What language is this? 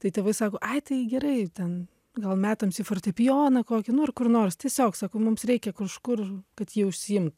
Lithuanian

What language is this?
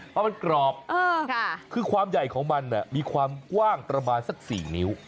Thai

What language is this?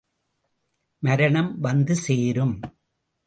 Tamil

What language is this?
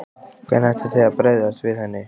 Icelandic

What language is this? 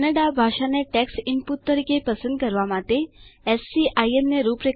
Gujarati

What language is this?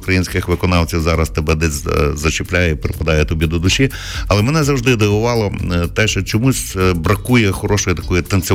Ukrainian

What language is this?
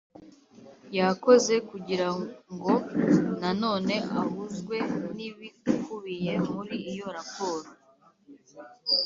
Kinyarwanda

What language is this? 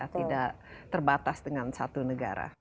Indonesian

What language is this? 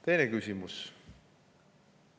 Estonian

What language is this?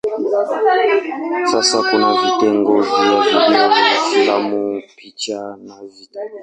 Swahili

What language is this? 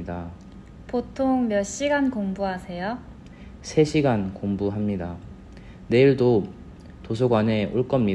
Korean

